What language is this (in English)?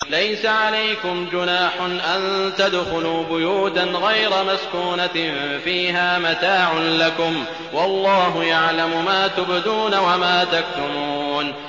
Arabic